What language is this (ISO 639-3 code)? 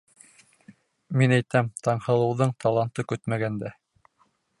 bak